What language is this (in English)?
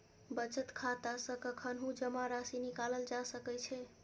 Maithili